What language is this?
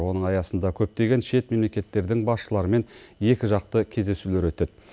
Kazakh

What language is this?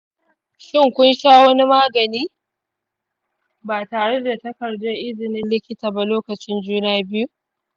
Hausa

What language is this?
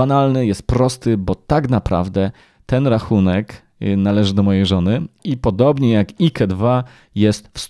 Polish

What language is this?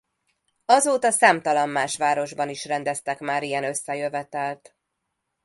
Hungarian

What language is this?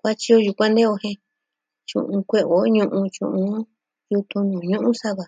Southwestern Tlaxiaco Mixtec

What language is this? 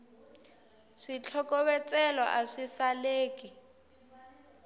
Tsonga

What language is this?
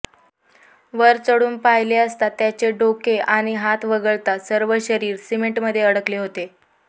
Marathi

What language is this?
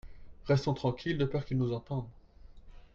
French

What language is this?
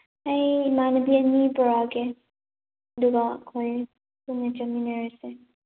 Manipuri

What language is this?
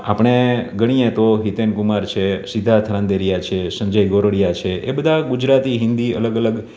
Gujarati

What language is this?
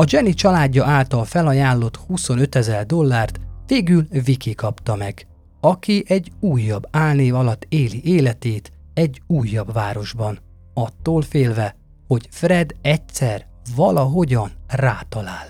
Hungarian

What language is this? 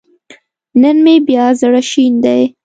Pashto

